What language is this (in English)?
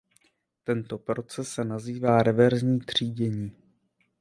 Czech